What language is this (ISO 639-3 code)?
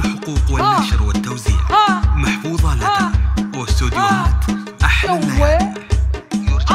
ara